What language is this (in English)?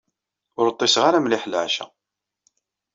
Kabyle